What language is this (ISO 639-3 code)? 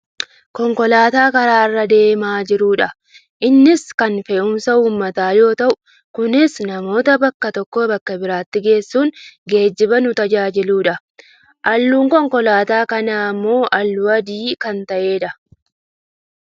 orm